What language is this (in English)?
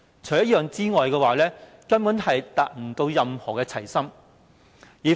Cantonese